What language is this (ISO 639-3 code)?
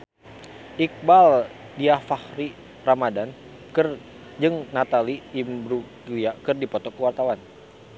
sun